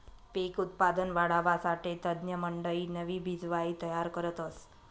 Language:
Marathi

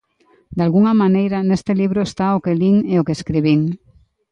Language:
Galician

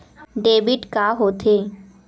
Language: Chhattisgarhi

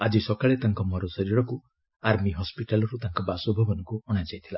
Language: Odia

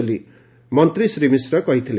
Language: Odia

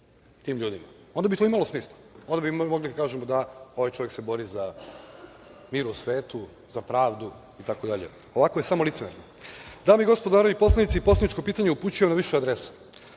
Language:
Serbian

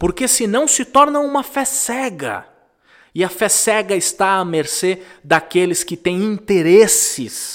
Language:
Portuguese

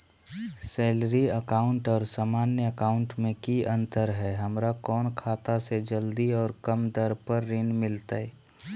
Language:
Magahi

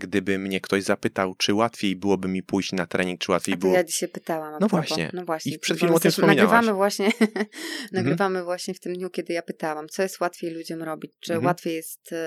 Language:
Polish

